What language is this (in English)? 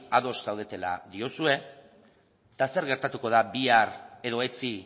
Basque